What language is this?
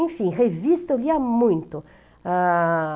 Portuguese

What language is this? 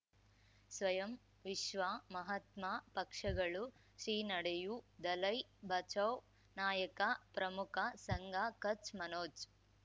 Kannada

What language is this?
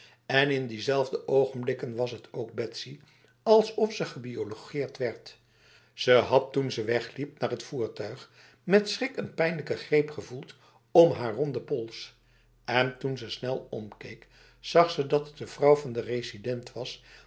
Dutch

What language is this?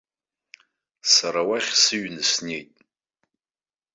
Abkhazian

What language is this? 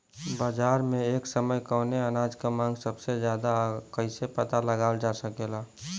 Bhojpuri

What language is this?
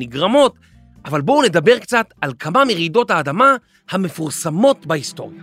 Hebrew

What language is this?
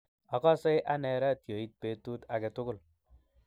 Kalenjin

